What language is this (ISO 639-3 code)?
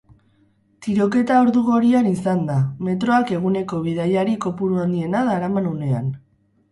eus